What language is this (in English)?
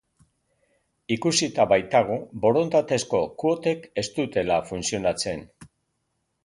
Basque